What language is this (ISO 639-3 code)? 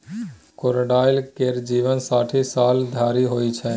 mai